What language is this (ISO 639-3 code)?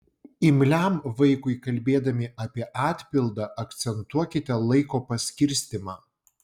lit